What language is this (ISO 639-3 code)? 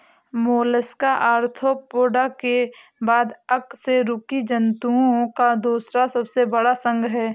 hin